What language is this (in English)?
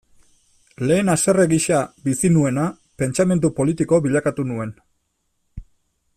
Basque